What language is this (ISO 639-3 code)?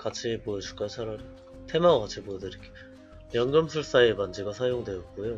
kor